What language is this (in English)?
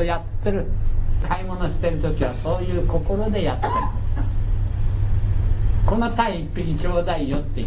Japanese